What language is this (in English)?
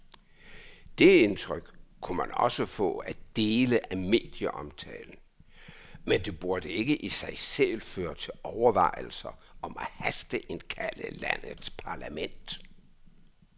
Danish